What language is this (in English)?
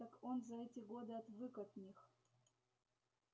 Russian